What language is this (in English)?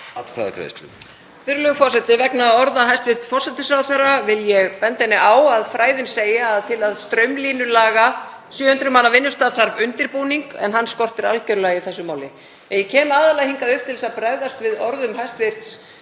Icelandic